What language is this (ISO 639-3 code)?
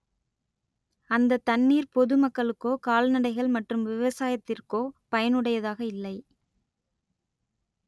tam